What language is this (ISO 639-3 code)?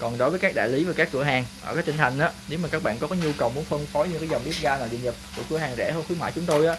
vie